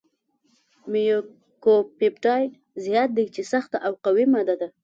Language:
Pashto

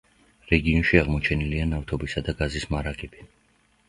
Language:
Georgian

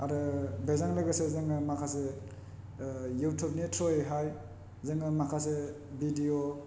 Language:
Bodo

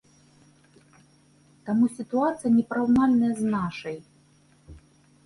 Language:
Belarusian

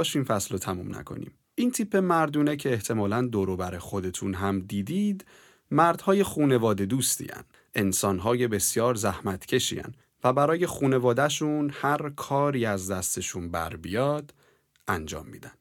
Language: Persian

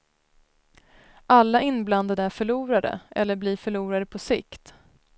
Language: Swedish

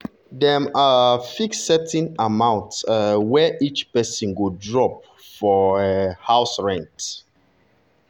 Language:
Nigerian Pidgin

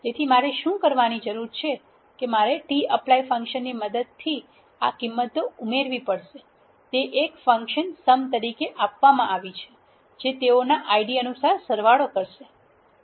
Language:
Gujarati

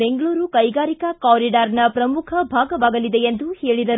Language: Kannada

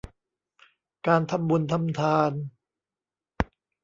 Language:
Thai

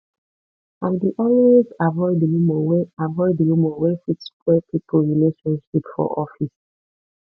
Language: Nigerian Pidgin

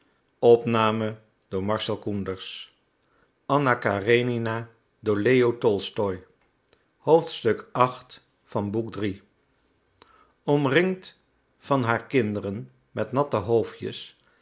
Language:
Dutch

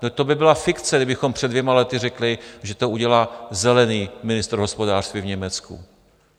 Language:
Czech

